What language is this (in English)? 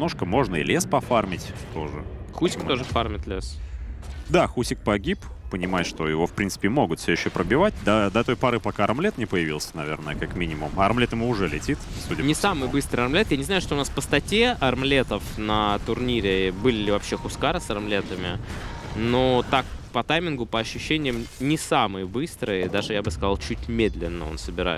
Russian